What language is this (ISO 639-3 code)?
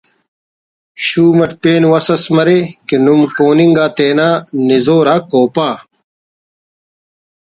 brh